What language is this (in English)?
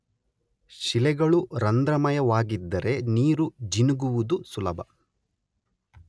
Kannada